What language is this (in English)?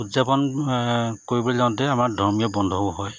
Assamese